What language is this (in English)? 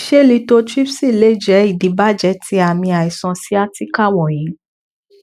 Yoruba